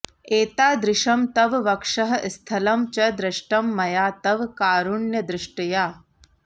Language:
Sanskrit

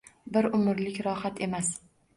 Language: Uzbek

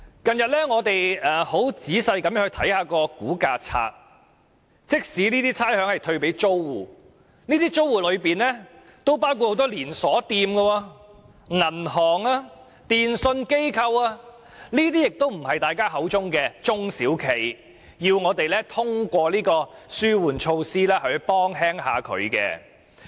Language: Cantonese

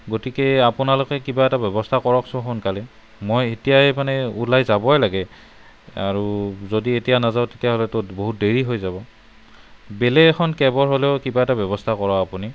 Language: Assamese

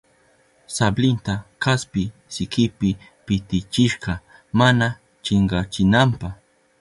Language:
Southern Pastaza Quechua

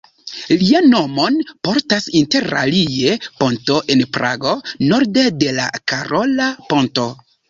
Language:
Esperanto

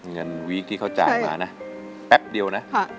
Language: Thai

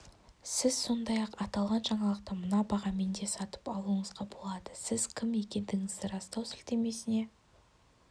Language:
Kazakh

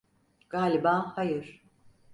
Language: Turkish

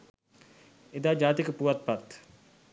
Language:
Sinhala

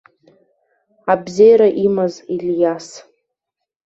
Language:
Abkhazian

